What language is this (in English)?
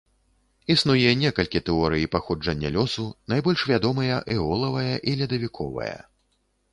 Belarusian